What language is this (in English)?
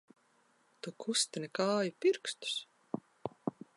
Latvian